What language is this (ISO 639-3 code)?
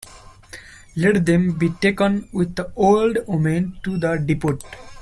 eng